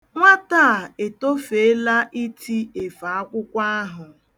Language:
Igbo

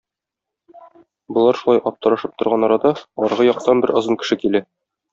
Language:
Tatar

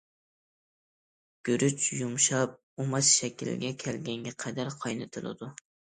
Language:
Uyghur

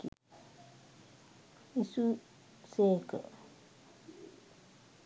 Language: Sinhala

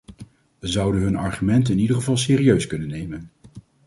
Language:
Dutch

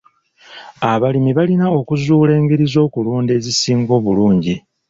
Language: Ganda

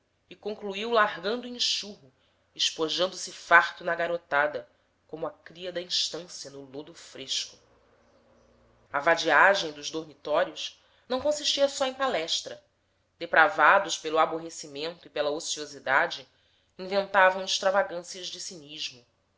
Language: Portuguese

